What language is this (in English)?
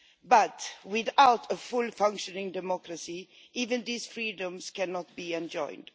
English